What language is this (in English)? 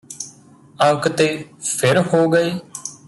Punjabi